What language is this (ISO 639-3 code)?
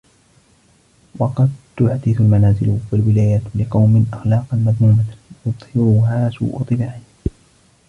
ara